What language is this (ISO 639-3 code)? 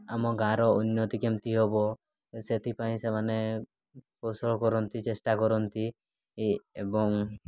ori